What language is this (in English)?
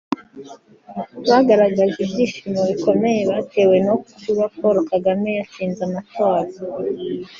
Kinyarwanda